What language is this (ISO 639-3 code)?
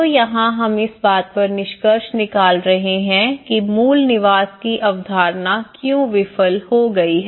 hin